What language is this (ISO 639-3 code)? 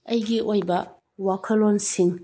mni